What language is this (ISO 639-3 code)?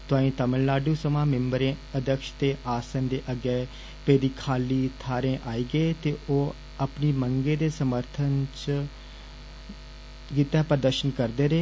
doi